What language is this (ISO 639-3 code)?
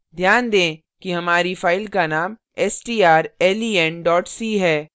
hin